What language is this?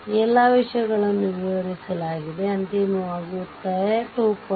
Kannada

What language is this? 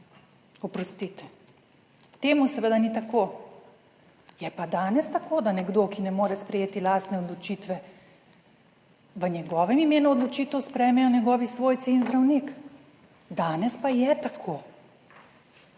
Slovenian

